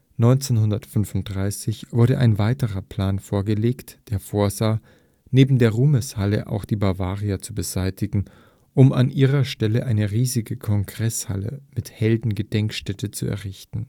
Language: German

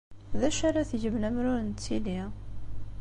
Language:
Kabyle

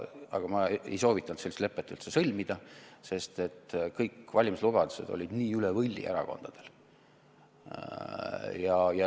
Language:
Estonian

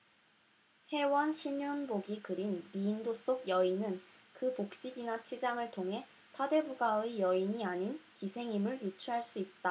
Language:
Korean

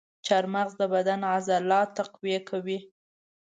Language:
Pashto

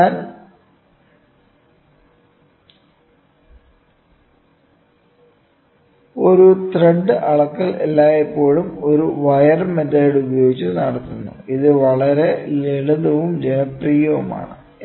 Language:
Malayalam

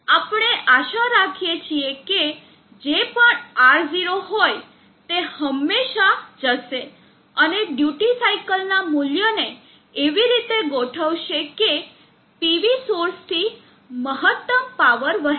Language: Gujarati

